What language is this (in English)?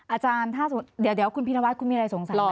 Thai